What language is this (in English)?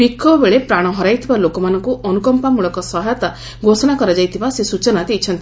Odia